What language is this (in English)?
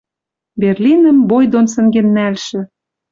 Western Mari